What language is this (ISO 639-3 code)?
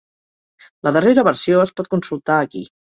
cat